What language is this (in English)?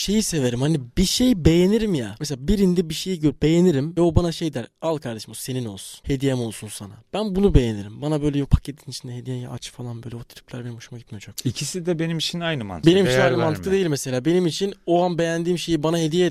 Turkish